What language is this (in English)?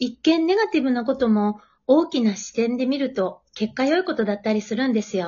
Japanese